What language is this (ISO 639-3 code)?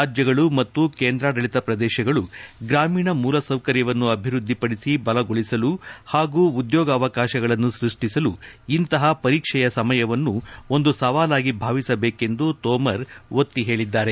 kan